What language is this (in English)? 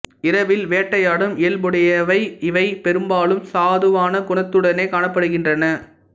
Tamil